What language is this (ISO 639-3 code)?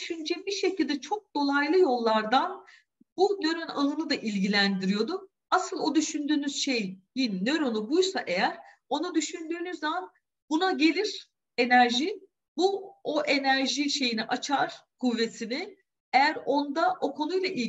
tur